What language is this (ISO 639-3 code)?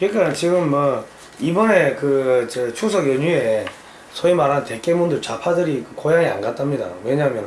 kor